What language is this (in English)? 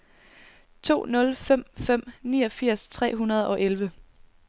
Danish